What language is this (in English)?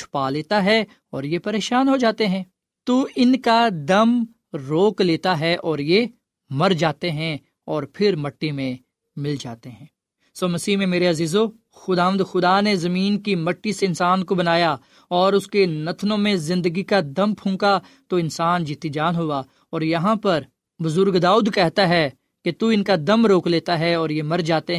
Urdu